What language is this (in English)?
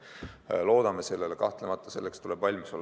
Estonian